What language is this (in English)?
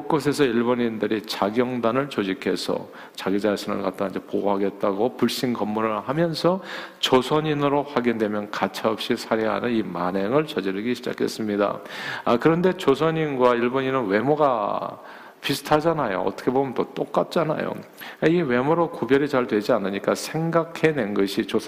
Korean